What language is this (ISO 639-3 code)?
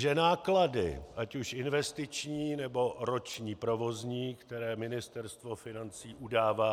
ces